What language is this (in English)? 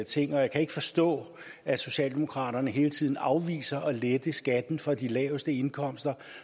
Danish